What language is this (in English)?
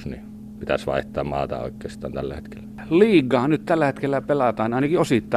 Finnish